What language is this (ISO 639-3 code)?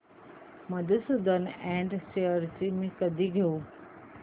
mar